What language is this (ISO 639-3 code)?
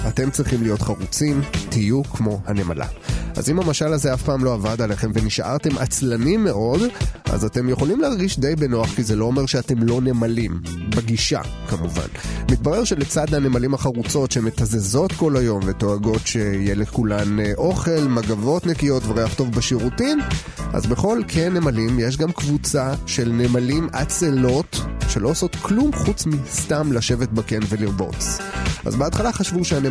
heb